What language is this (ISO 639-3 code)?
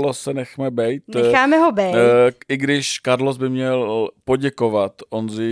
ces